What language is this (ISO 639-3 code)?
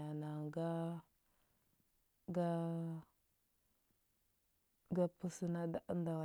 hbb